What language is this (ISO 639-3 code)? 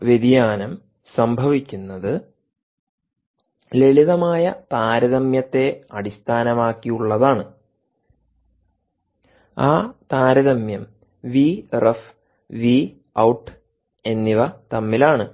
mal